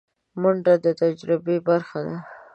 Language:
Pashto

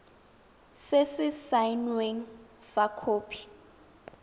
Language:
Tswana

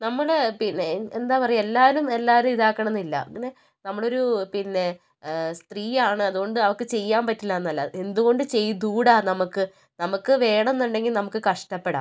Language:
Malayalam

